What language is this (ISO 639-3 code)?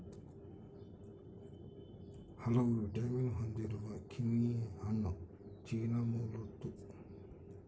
kan